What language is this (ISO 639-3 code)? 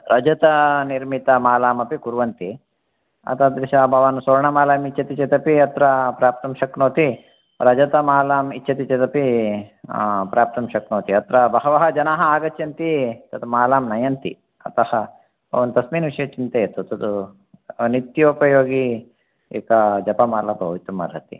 san